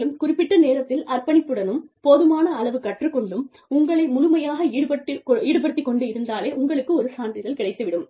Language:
Tamil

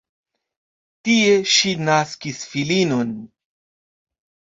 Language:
Esperanto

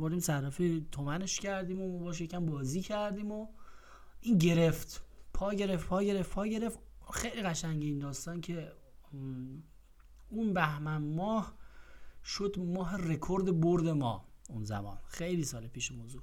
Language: Persian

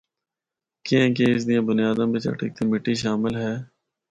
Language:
Northern Hindko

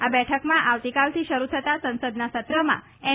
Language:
Gujarati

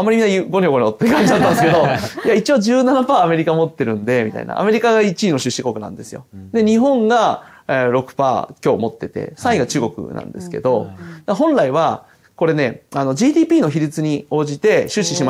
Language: Japanese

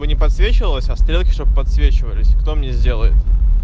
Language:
Russian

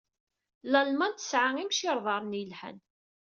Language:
Kabyle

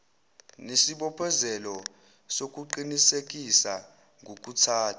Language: Zulu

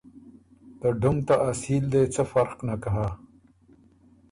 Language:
Ormuri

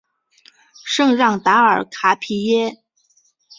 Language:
Chinese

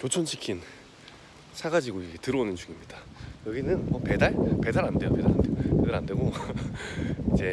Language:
Korean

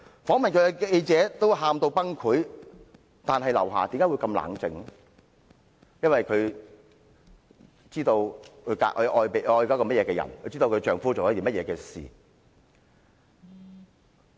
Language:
Cantonese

